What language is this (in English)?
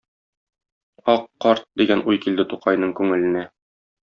Tatar